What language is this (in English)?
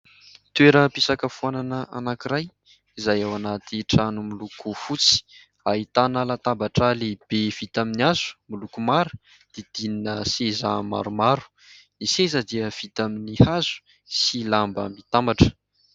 Malagasy